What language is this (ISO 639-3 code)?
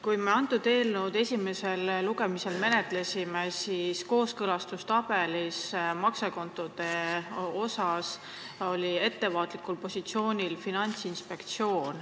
est